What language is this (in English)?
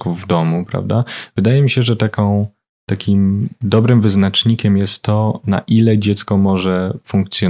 Polish